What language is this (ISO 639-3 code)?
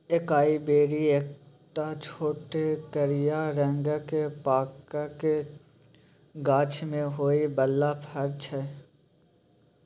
mai